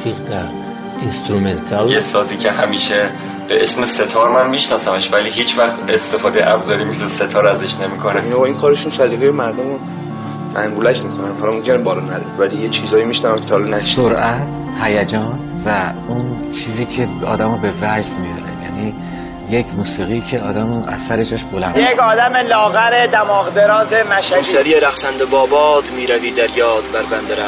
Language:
Persian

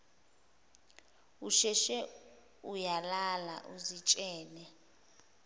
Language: Zulu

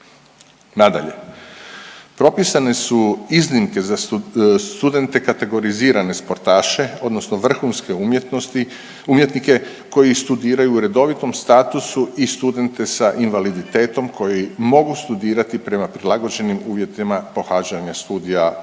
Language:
Croatian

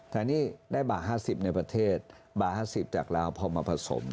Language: Thai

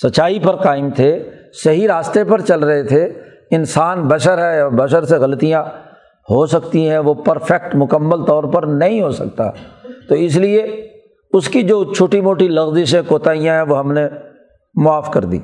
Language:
Urdu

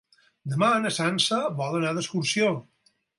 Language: Catalan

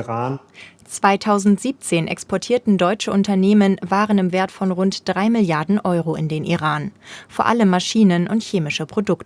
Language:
German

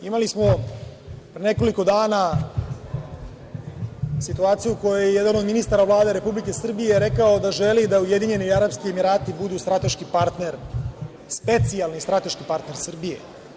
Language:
Serbian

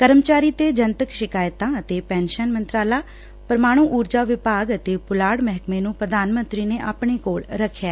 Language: Punjabi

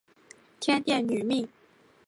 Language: Chinese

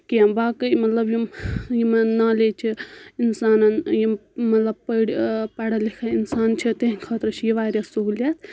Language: Kashmiri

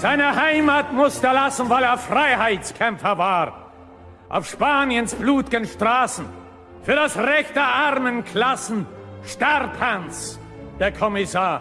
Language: German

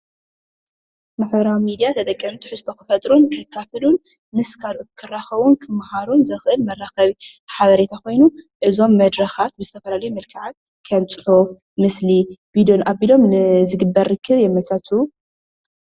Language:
Tigrinya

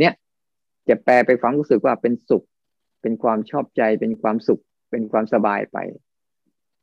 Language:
Thai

